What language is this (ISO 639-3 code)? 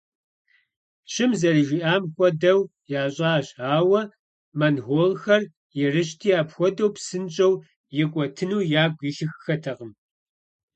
kbd